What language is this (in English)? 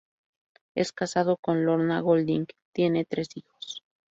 Spanish